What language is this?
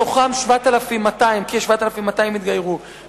Hebrew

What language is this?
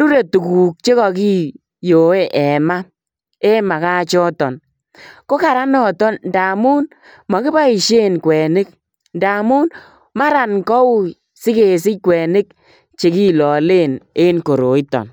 Kalenjin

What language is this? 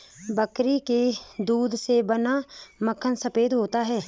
Hindi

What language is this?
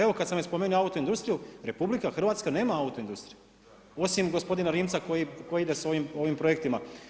Croatian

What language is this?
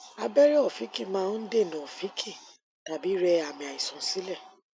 Yoruba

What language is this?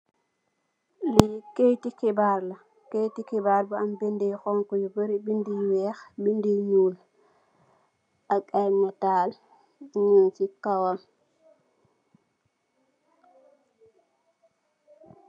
Wolof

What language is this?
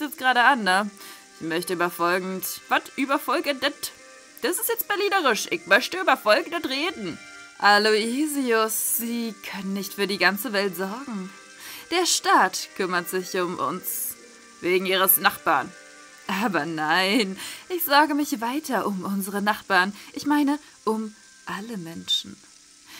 German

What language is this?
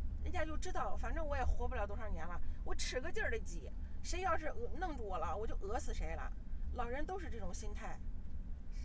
Chinese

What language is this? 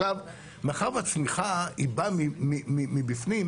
Hebrew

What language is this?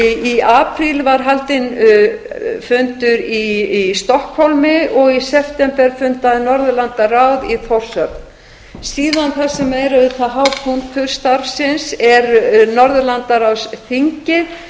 Icelandic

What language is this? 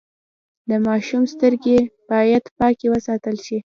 Pashto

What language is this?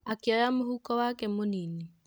Kikuyu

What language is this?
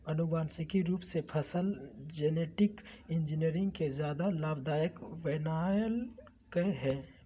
Magahi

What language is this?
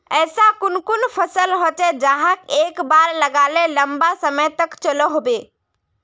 Magahi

